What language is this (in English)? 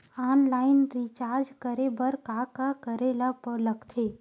Chhattisgarhi